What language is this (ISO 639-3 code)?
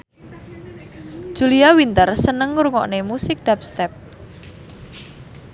jav